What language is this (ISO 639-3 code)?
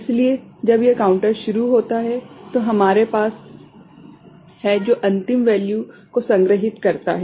hin